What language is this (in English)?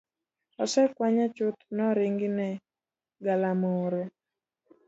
Luo (Kenya and Tanzania)